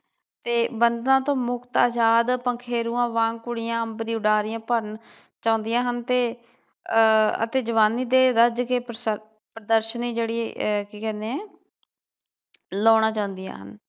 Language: Punjabi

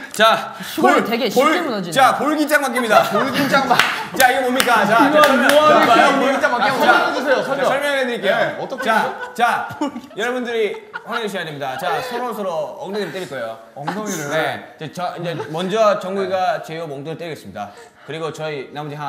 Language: Korean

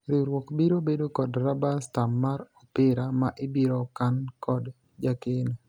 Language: Luo (Kenya and Tanzania)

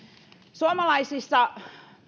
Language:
Finnish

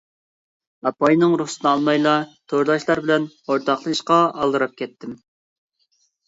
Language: Uyghur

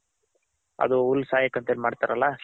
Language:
Kannada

